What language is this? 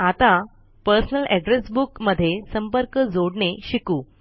Marathi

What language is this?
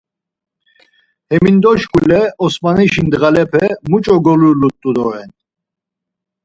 Laz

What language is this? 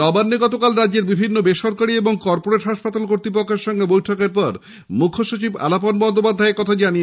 Bangla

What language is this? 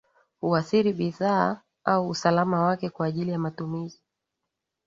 Swahili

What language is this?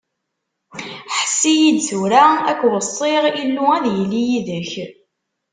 Kabyle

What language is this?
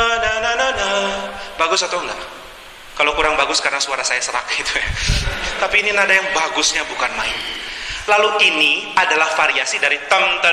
Indonesian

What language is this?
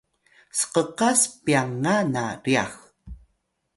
Atayal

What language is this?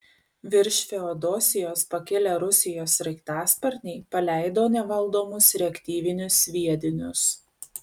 Lithuanian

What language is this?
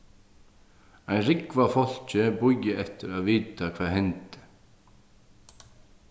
Faroese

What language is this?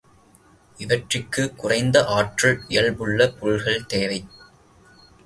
Tamil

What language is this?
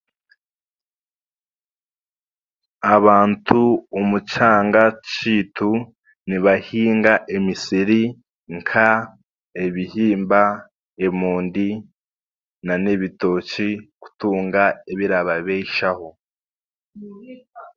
Chiga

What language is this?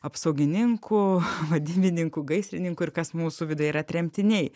Lithuanian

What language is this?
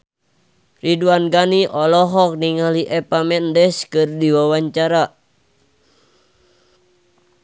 Sundanese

